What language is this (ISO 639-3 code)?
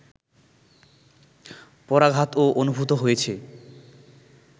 ben